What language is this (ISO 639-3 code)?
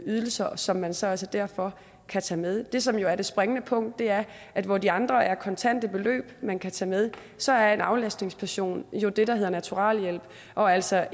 dan